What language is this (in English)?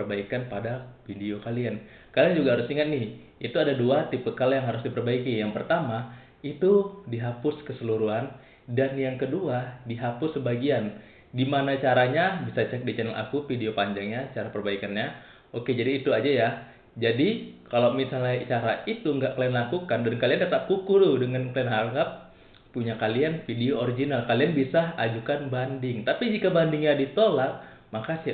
Indonesian